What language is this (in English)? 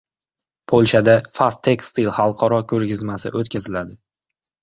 Uzbek